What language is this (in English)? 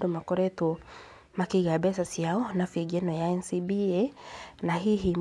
Kikuyu